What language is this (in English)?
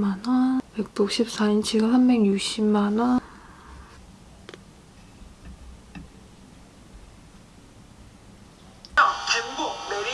Korean